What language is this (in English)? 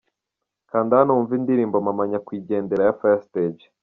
Kinyarwanda